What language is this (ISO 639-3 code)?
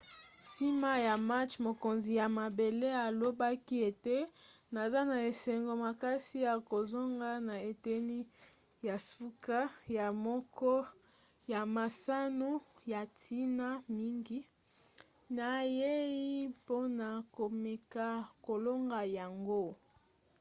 lin